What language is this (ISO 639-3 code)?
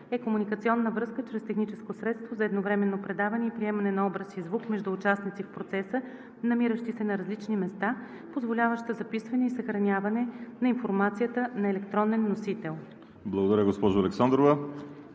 bul